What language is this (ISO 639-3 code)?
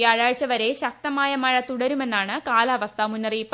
mal